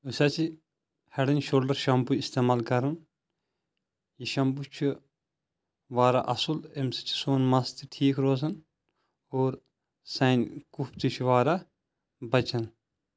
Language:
Kashmiri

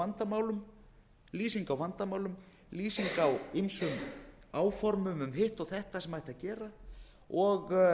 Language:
Icelandic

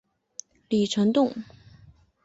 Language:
Chinese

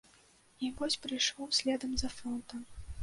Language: Belarusian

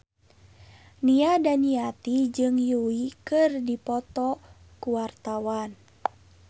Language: Sundanese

